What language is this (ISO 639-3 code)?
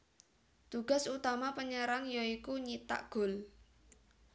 jav